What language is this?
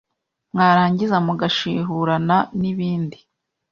Kinyarwanda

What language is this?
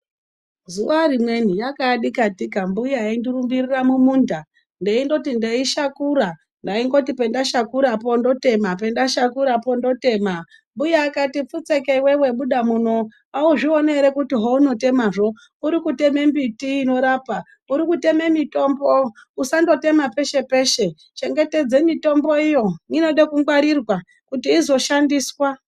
Ndau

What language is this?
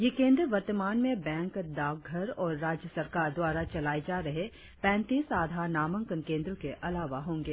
Hindi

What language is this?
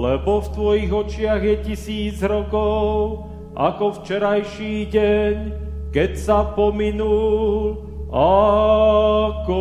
Slovak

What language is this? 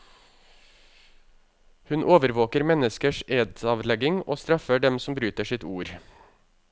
Norwegian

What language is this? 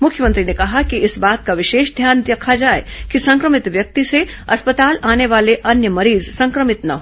Hindi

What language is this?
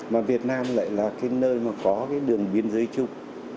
Vietnamese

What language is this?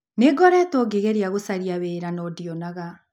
Kikuyu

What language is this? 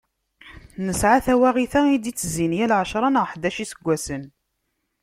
Kabyle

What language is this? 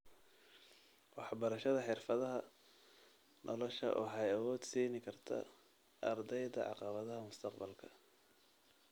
Somali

